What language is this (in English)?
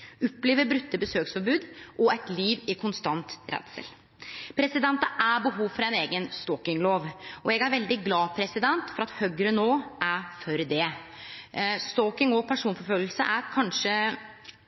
Norwegian Nynorsk